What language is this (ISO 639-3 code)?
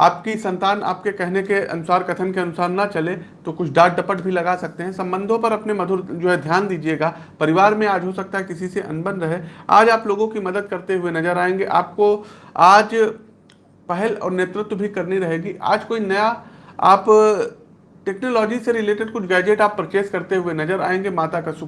hin